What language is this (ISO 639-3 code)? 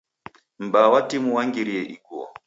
dav